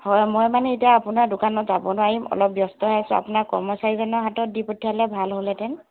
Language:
Assamese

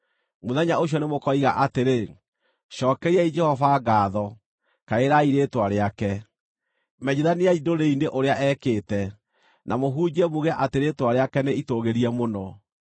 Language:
Kikuyu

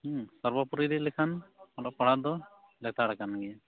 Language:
Santali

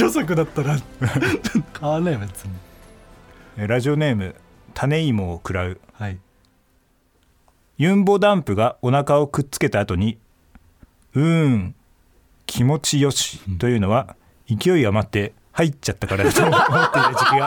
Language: Japanese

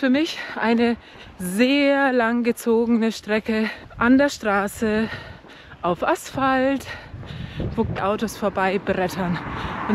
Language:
German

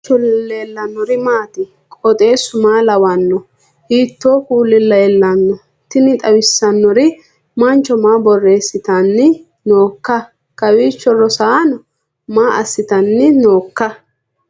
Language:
Sidamo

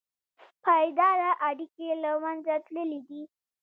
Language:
Pashto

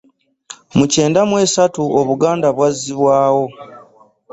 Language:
Ganda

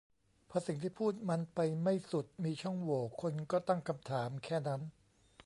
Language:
Thai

